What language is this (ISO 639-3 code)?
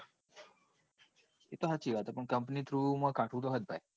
guj